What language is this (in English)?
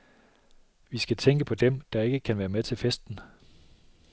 Danish